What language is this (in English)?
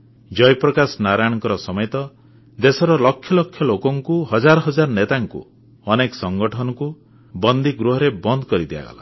Odia